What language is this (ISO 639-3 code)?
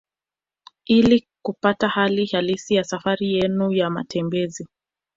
swa